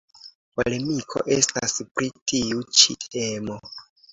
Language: Esperanto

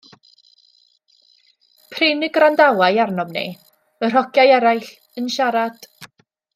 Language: Welsh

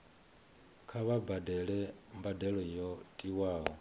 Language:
Venda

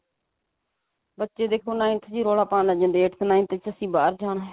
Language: Punjabi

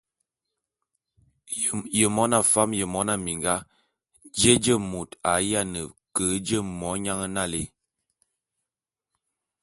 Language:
Bulu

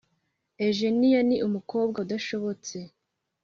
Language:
Kinyarwanda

